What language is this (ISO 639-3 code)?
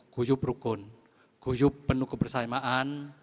ind